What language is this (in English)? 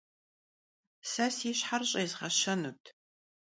Kabardian